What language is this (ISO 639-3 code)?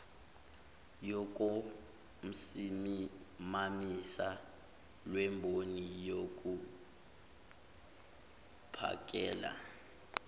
zul